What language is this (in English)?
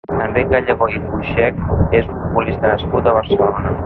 Catalan